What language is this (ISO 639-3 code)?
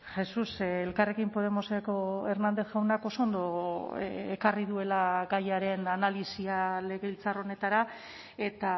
eus